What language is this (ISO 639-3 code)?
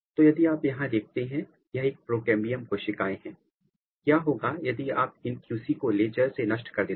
hin